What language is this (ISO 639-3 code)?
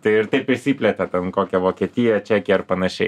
lit